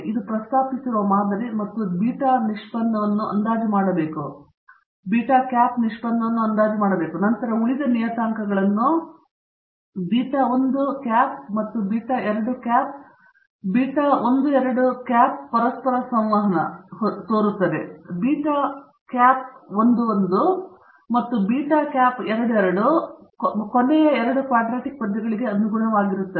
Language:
Kannada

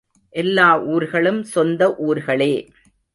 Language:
Tamil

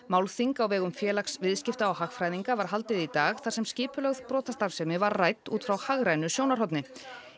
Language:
Icelandic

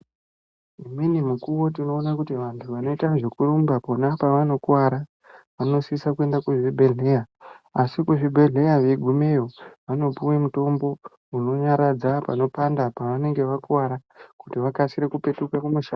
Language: Ndau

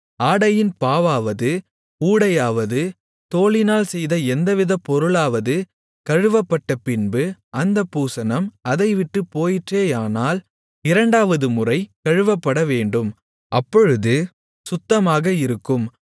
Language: Tamil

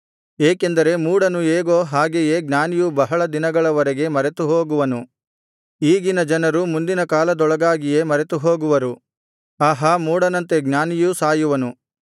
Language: Kannada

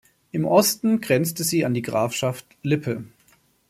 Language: German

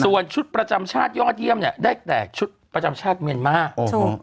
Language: Thai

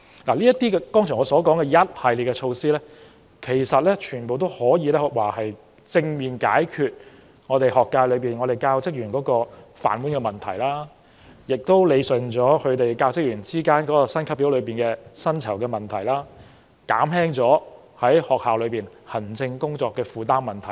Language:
Cantonese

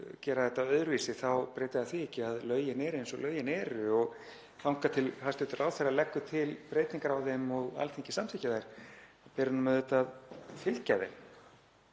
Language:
Icelandic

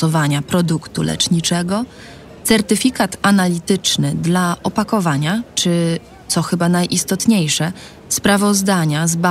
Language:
Polish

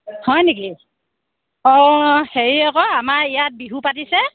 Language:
Assamese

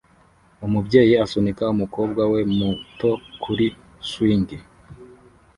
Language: Kinyarwanda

